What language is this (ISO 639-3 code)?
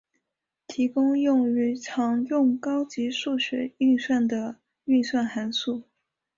zho